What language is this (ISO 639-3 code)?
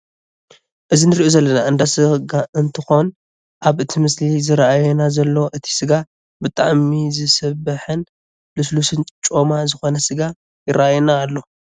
tir